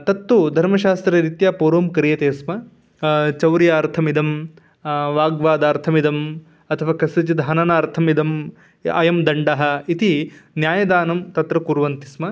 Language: Sanskrit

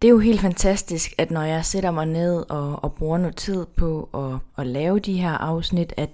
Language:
Danish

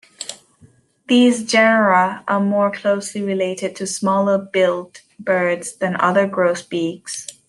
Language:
English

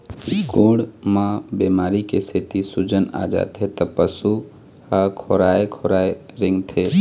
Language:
Chhattisgarhi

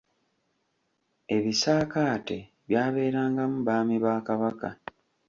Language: Ganda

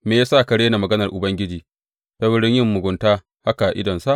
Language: Hausa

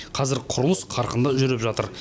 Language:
Kazakh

